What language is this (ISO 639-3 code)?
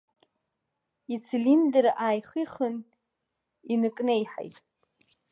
abk